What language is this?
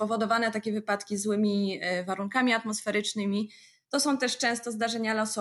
Polish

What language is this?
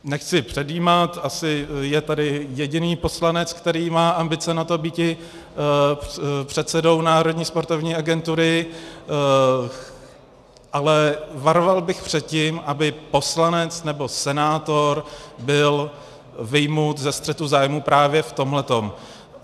Czech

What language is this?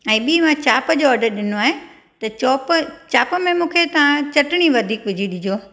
Sindhi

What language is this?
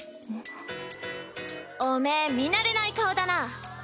Japanese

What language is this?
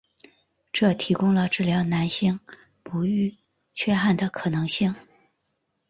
Chinese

